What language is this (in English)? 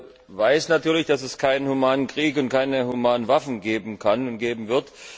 German